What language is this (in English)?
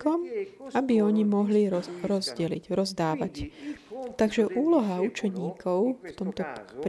Slovak